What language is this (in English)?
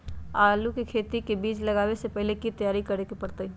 Magahi